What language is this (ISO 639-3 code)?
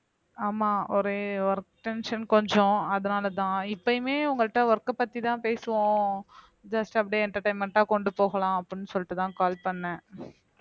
tam